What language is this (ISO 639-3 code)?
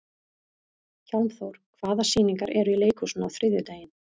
isl